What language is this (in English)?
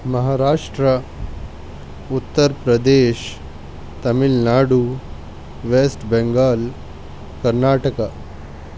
Urdu